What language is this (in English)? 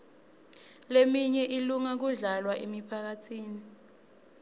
Swati